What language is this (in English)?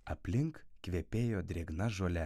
Lithuanian